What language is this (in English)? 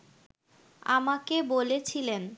Bangla